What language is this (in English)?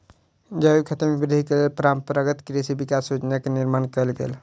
Maithili